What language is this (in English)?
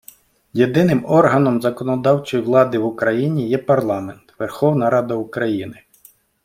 Ukrainian